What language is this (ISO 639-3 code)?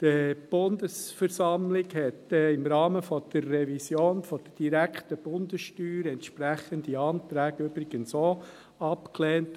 gsw